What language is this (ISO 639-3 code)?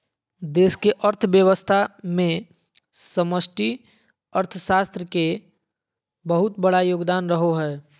mag